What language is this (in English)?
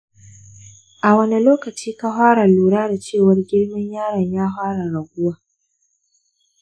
Hausa